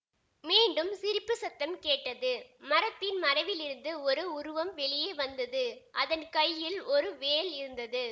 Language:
Tamil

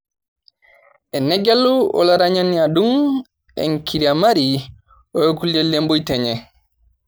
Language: Masai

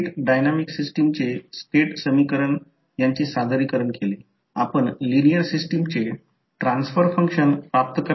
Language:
Marathi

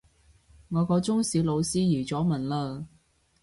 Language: Cantonese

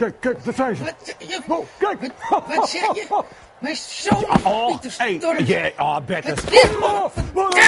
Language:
Dutch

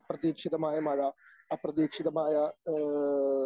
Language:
Malayalam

